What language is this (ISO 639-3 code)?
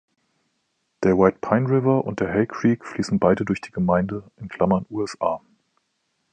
deu